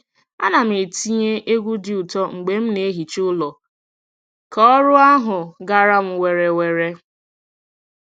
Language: Igbo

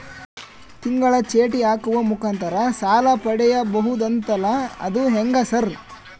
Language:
Kannada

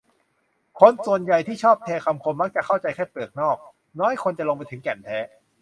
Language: Thai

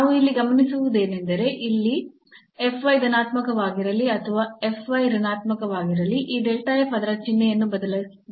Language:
Kannada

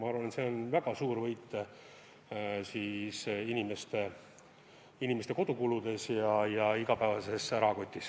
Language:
Estonian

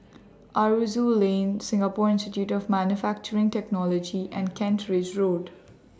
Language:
English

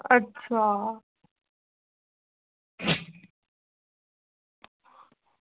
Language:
Dogri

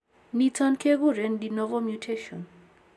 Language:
Kalenjin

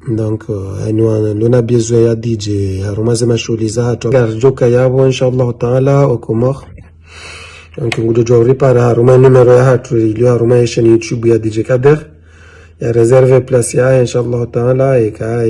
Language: Korean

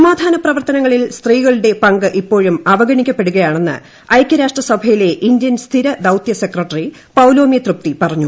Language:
Malayalam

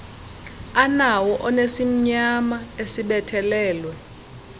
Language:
Xhosa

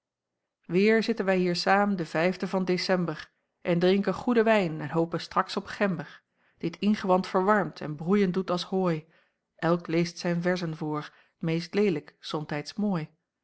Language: Dutch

